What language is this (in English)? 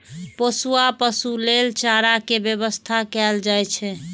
Maithili